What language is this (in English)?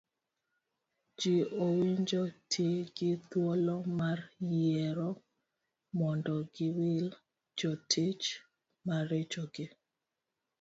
Luo (Kenya and Tanzania)